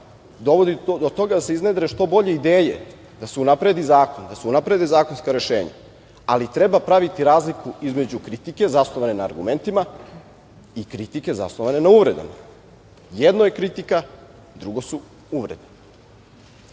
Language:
Serbian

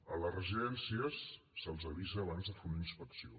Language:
Catalan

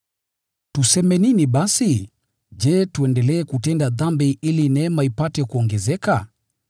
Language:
Swahili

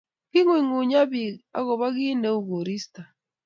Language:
Kalenjin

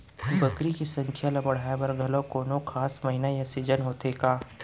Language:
Chhattisgarhi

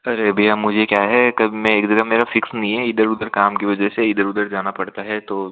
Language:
Hindi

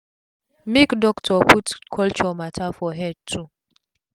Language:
Nigerian Pidgin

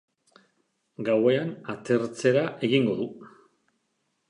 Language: Basque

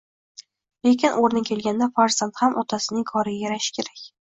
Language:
Uzbek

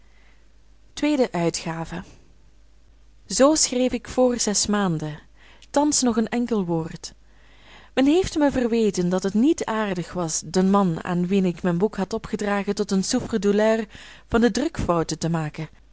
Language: Dutch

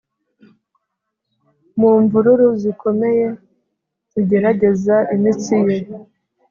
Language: Kinyarwanda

